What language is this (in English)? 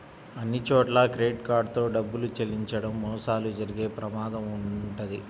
Telugu